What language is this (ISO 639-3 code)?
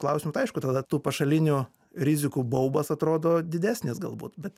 lit